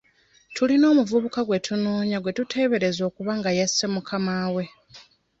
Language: Ganda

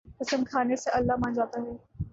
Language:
Urdu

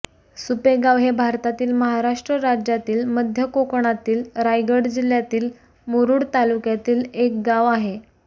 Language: Marathi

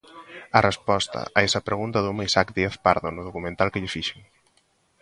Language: Galician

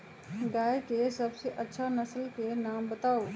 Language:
Magahi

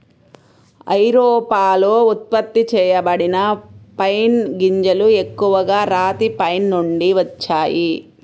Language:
Telugu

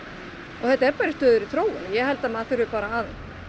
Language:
Icelandic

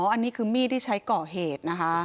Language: Thai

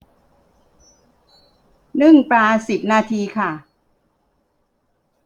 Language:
Thai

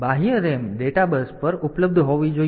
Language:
Gujarati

